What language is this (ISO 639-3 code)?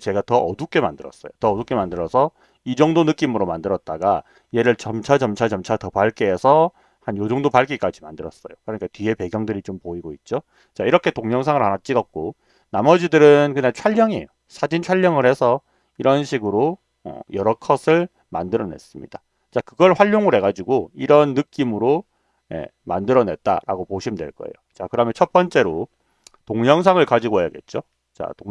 kor